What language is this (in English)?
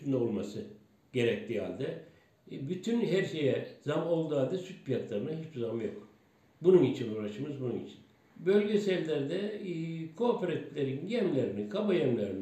Turkish